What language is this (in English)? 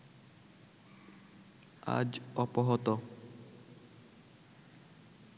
Bangla